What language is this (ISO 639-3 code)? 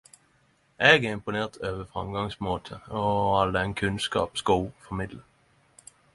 nno